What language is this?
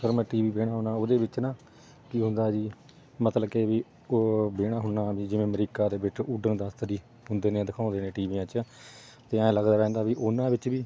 Punjabi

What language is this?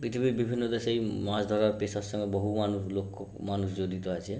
Bangla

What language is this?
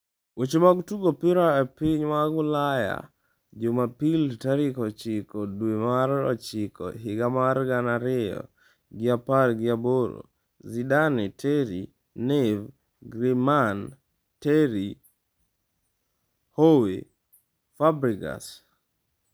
Luo (Kenya and Tanzania)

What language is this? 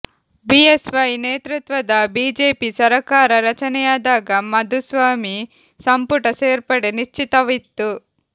Kannada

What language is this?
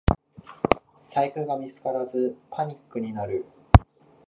Japanese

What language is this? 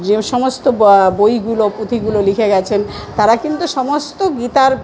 Bangla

